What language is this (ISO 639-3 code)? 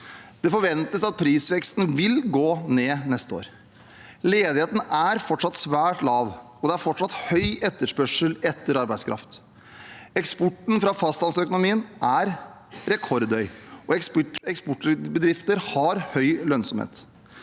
nor